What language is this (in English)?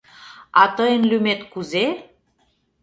Mari